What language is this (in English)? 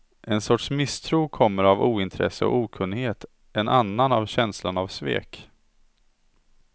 Swedish